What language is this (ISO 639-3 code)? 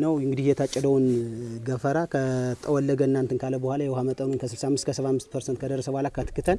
eng